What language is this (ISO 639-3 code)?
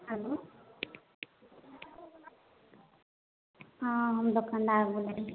mai